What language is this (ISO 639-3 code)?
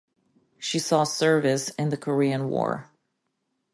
eng